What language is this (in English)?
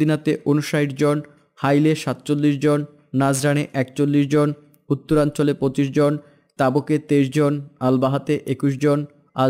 Bangla